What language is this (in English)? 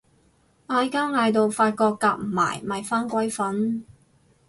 Cantonese